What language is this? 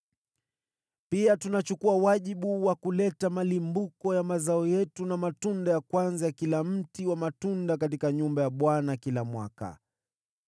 Swahili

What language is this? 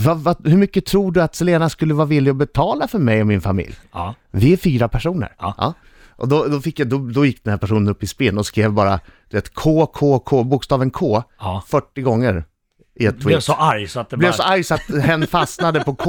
Swedish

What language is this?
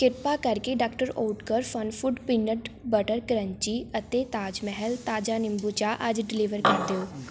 Punjabi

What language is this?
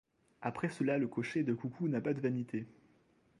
French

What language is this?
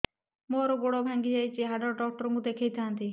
Odia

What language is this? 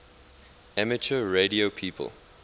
English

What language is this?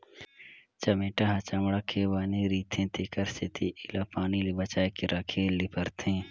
Chhattisgarhi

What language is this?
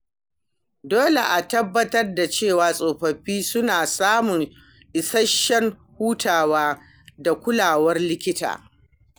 Hausa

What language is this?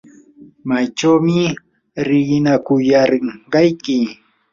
Yanahuanca Pasco Quechua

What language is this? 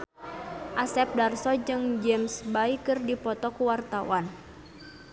Sundanese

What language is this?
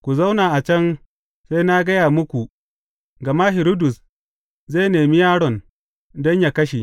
Hausa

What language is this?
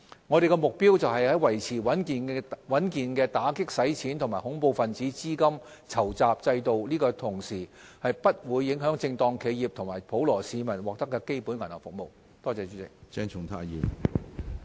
Cantonese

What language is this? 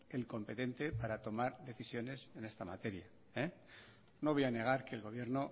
Spanish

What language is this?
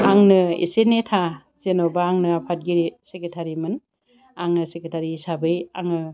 Bodo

